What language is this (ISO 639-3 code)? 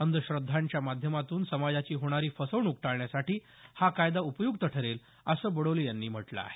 mar